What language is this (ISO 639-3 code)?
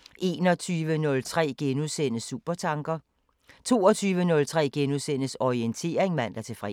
dan